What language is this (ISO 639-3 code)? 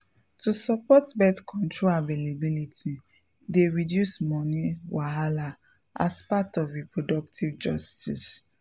pcm